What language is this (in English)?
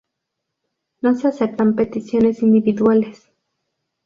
Spanish